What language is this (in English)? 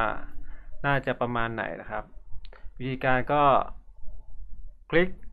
Thai